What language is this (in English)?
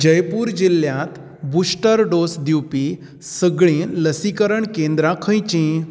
Konkani